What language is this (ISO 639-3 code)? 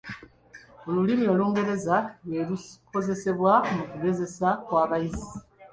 lug